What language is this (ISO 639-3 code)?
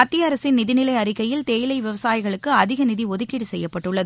tam